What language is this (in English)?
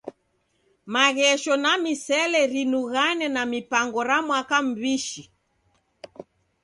Taita